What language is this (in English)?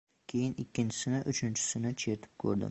Uzbek